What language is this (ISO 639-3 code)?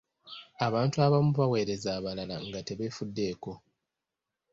lug